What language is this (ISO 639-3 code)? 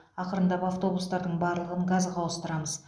kaz